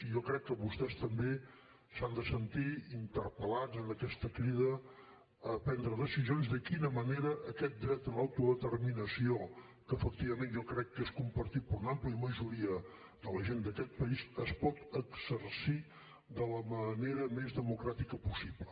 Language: Catalan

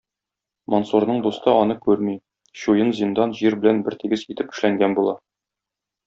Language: Tatar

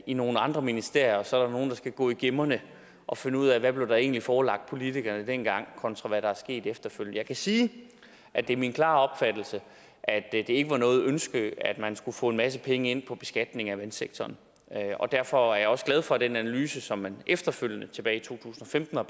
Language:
Danish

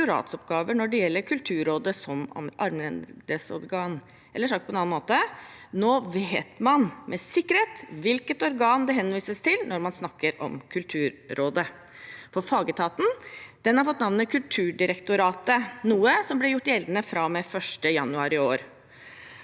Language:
Norwegian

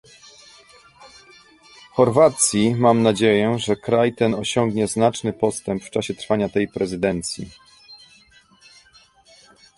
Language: Polish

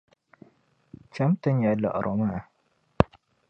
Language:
Dagbani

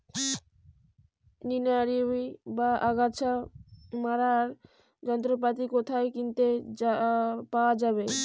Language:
Bangla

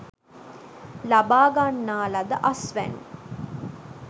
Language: Sinhala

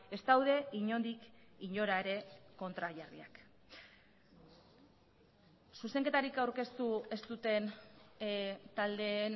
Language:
Basque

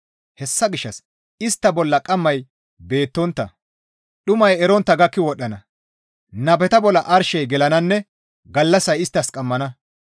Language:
Gamo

